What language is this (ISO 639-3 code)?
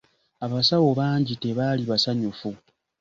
lug